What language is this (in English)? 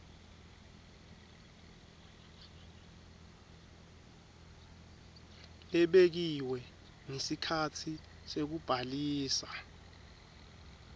Swati